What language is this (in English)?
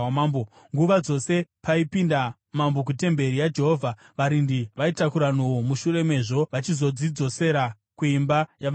Shona